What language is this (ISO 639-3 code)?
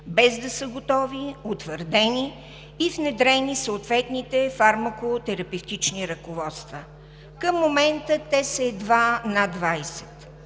bul